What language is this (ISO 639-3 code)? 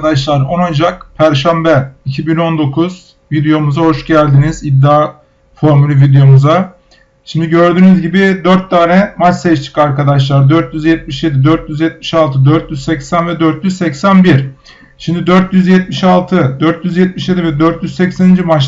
tur